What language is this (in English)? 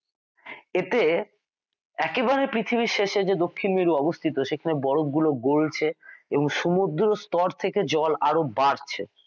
Bangla